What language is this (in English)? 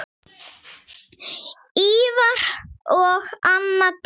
Icelandic